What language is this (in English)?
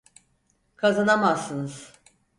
Turkish